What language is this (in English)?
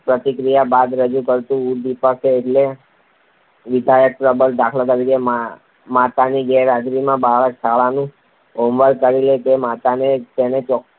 Gujarati